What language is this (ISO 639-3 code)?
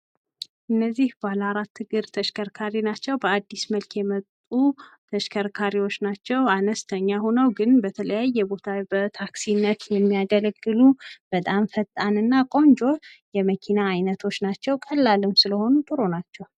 amh